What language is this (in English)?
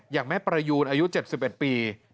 Thai